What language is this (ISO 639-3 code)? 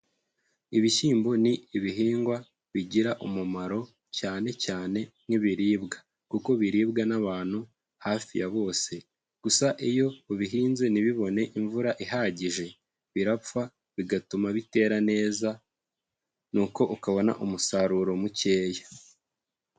kin